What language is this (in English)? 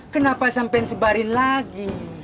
Indonesian